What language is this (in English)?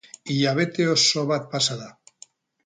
Basque